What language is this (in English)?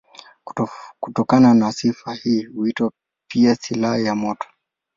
Swahili